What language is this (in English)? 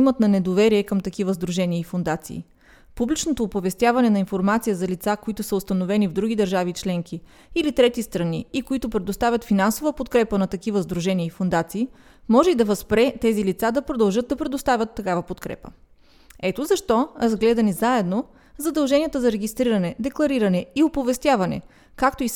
Bulgarian